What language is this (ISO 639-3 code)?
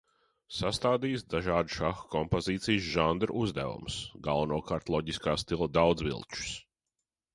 lav